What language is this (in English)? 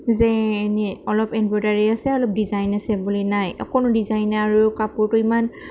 Assamese